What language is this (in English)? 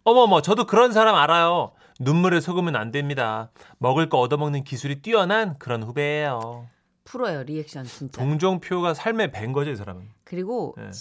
Korean